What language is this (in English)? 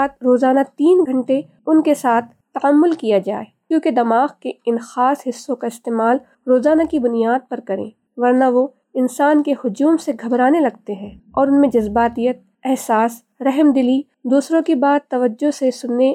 Urdu